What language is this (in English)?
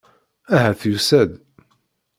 Kabyle